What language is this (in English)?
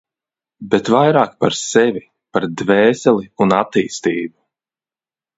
Latvian